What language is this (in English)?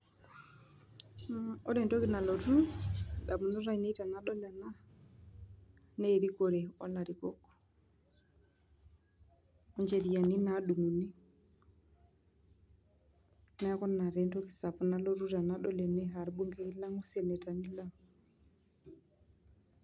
Masai